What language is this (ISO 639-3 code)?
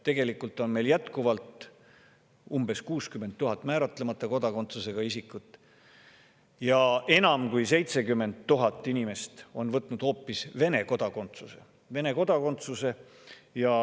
est